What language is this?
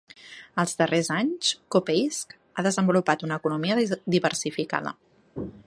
Catalan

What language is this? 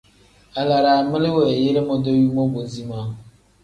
Tem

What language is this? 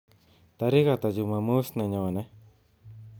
Kalenjin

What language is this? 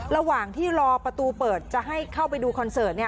Thai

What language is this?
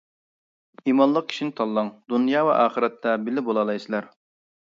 Uyghur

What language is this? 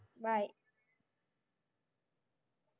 Malayalam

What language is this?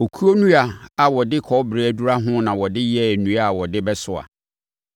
Akan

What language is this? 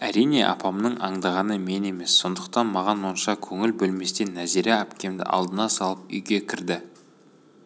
Kazakh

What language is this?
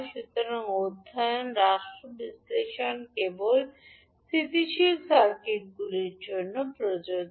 Bangla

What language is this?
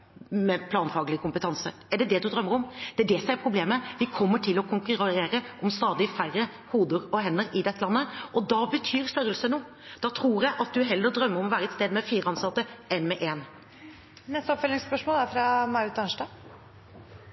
Norwegian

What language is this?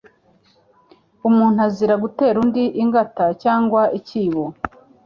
Kinyarwanda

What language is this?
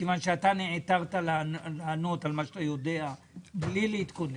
Hebrew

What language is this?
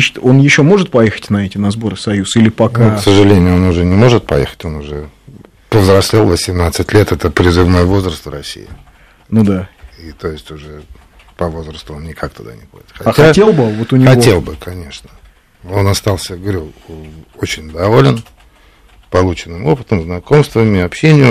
Russian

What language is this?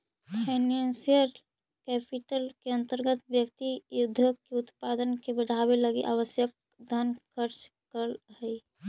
Magahi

